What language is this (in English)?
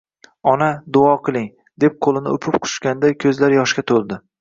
Uzbek